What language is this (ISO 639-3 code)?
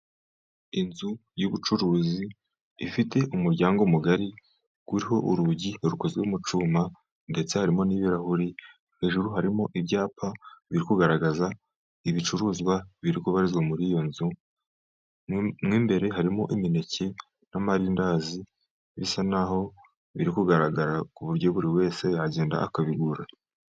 kin